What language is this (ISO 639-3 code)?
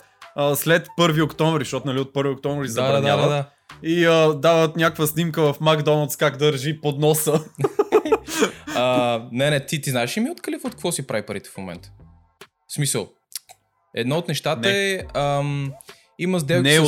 bul